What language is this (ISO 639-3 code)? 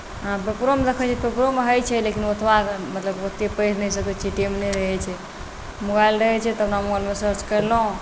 mai